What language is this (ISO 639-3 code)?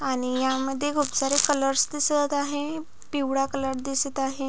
mar